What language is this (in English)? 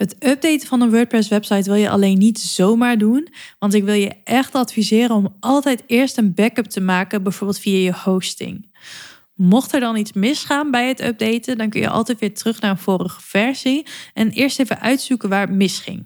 Dutch